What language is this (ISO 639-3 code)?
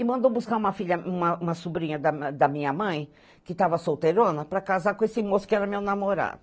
por